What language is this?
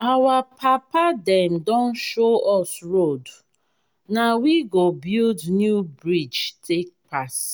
Nigerian Pidgin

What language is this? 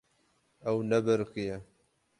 Kurdish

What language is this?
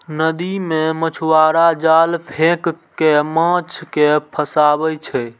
Maithili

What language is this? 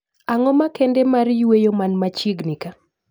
Luo (Kenya and Tanzania)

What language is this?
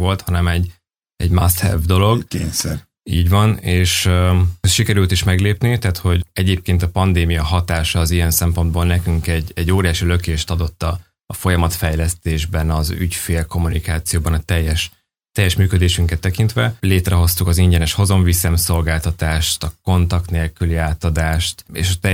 Hungarian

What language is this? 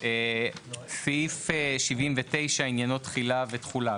Hebrew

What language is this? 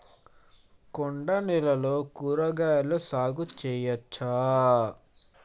Telugu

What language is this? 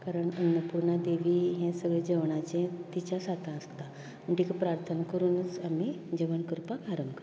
Konkani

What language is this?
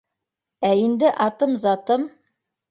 Bashkir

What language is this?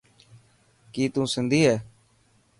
Dhatki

